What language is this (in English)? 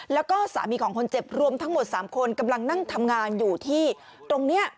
Thai